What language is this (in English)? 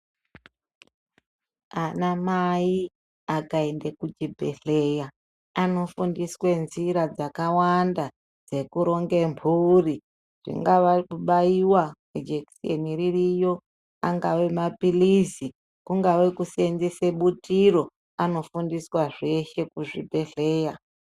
Ndau